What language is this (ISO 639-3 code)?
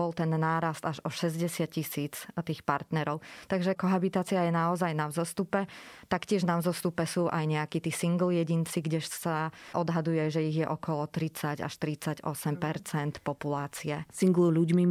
slk